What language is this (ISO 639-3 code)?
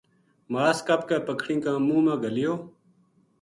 gju